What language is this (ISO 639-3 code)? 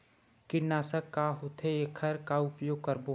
hne